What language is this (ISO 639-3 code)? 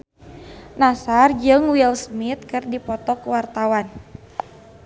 sun